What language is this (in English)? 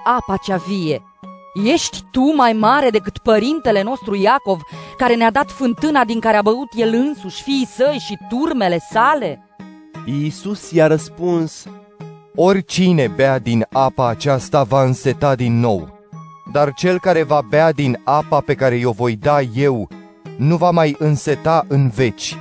Romanian